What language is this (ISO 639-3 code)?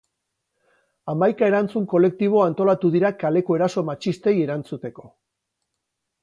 eus